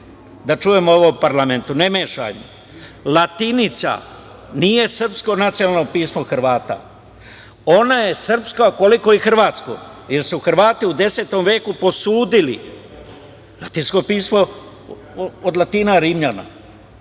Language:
Serbian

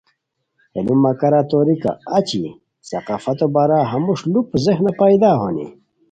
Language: Khowar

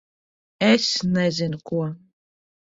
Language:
Latvian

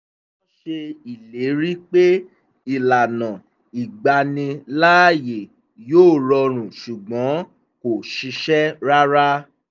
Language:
Yoruba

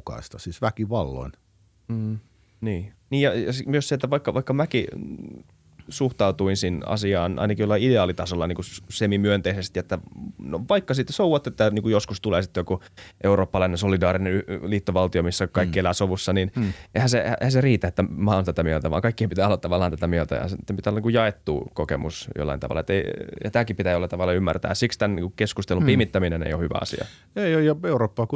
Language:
Finnish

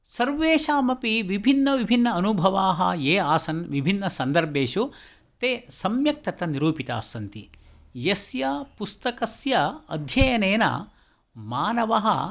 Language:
Sanskrit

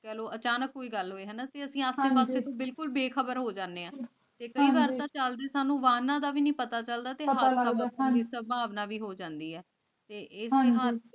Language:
Punjabi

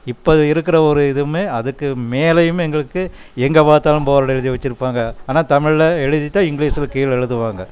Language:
Tamil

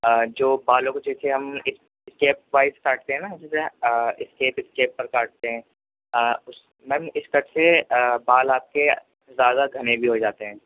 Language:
Urdu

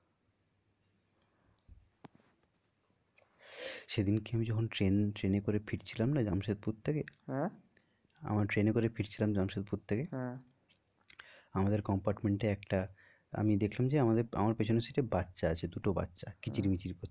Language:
Bangla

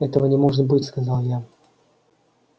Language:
Russian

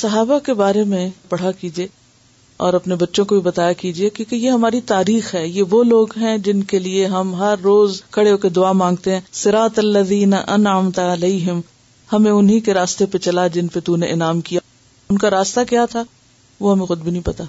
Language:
Urdu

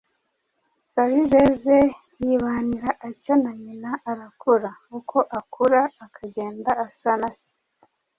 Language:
Kinyarwanda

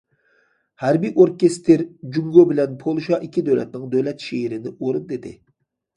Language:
Uyghur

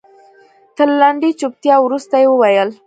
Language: Pashto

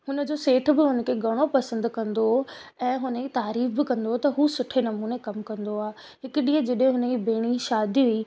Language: Sindhi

